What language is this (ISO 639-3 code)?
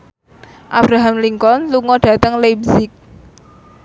jav